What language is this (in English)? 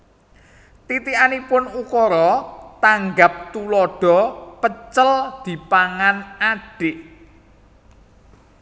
Javanese